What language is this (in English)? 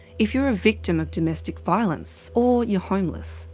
English